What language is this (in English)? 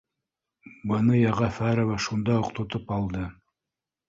Bashkir